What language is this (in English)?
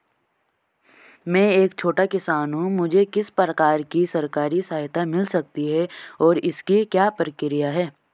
Hindi